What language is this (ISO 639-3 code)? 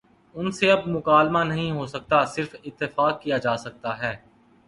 urd